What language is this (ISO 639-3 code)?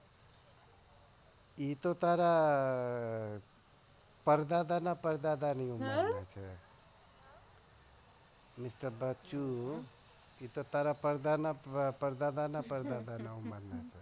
guj